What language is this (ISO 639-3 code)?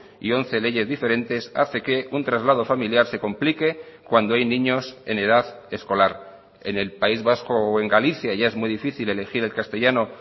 spa